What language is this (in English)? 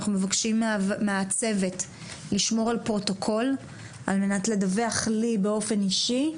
Hebrew